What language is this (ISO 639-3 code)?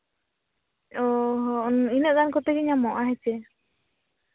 sat